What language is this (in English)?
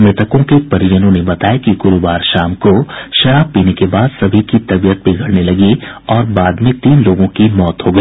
Hindi